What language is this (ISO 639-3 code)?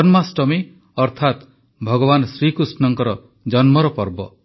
ori